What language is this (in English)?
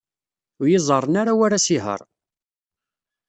Kabyle